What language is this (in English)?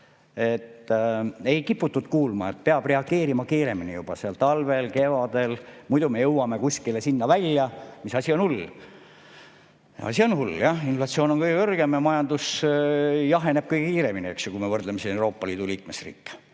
Estonian